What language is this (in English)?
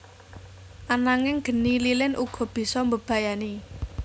Javanese